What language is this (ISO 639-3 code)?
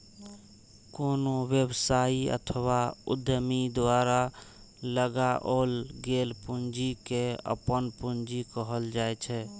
mai